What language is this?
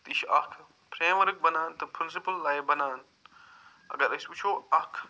Kashmiri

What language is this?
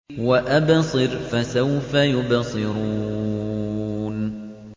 Arabic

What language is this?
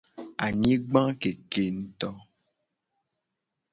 Gen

